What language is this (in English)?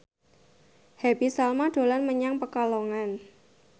Javanese